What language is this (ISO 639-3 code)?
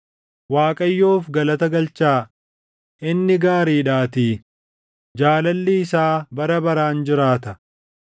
orm